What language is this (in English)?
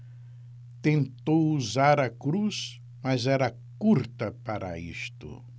Portuguese